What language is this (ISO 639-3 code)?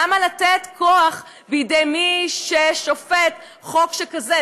heb